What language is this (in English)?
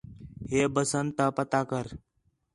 Khetrani